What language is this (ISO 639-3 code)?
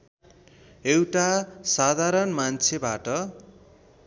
nep